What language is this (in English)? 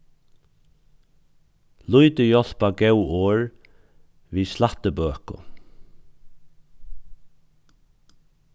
Faroese